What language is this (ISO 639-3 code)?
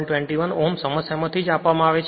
guj